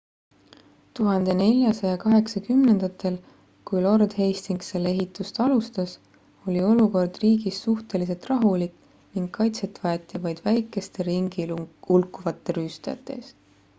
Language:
Estonian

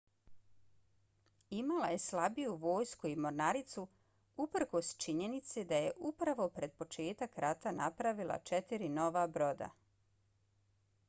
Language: Bosnian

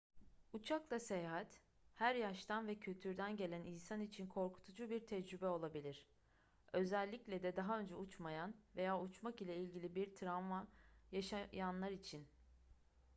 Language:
Turkish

